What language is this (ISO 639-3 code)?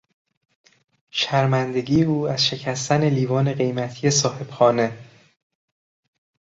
fas